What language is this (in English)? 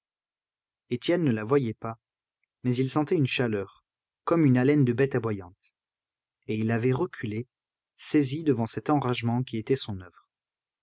French